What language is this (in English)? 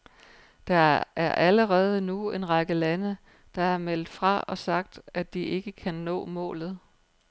Danish